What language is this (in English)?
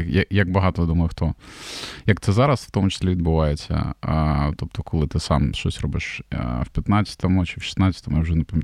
Ukrainian